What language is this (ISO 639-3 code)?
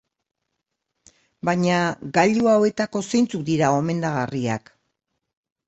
eus